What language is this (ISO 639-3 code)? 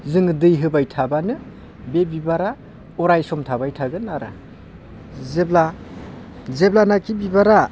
brx